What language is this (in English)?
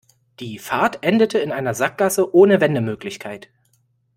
German